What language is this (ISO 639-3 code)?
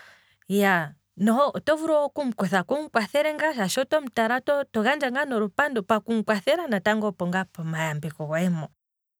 kwm